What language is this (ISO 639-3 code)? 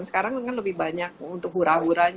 ind